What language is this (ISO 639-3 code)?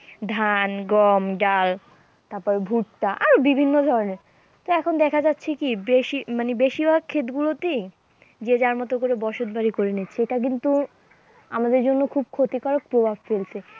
ben